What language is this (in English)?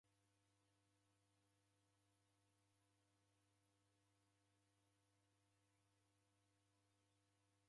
Taita